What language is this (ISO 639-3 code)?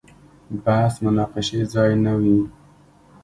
pus